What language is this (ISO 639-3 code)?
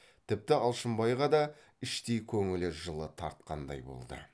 kaz